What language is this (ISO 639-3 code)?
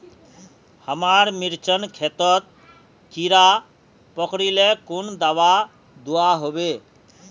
mag